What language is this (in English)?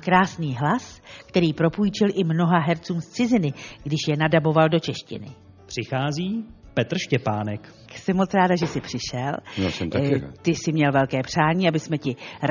Czech